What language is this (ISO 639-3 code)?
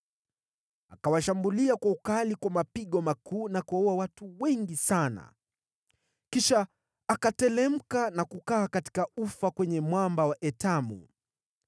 swa